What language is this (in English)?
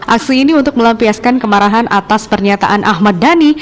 Indonesian